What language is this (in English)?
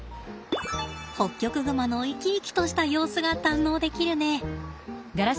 Japanese